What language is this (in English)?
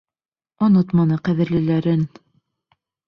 Bashkir